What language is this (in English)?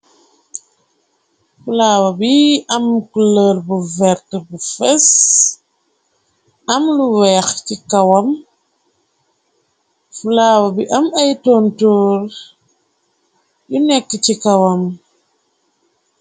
Wolof